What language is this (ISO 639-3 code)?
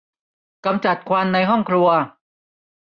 tha